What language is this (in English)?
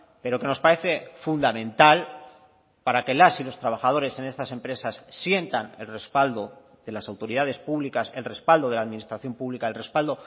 Spanish